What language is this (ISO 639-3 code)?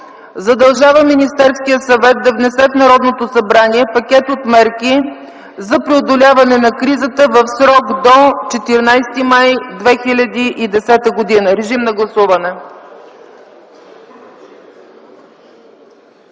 bul